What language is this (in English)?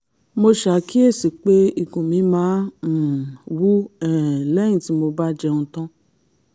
Yoruba